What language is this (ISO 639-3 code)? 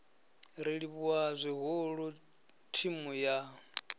ven